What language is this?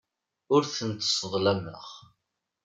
Kabyle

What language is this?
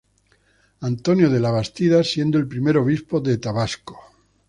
Spanish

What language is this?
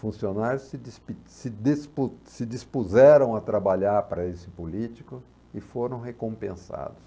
Portuguese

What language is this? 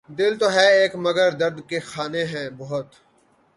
Urdu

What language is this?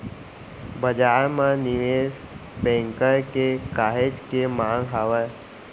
Chhattisgarhi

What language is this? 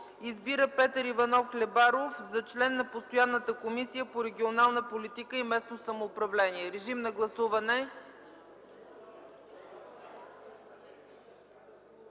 Bulgarian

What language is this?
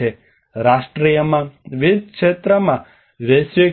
Gujarati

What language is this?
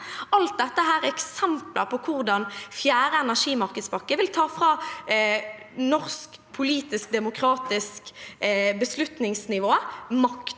Norwegian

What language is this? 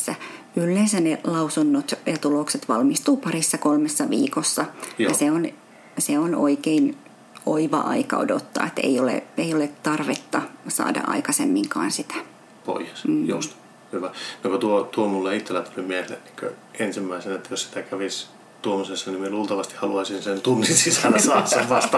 Finnish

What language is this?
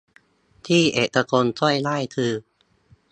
Thai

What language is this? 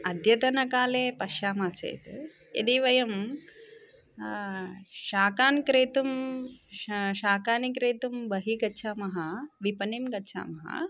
Sanskrit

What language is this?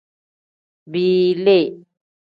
Tem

